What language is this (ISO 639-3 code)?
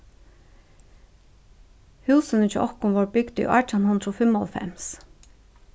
fao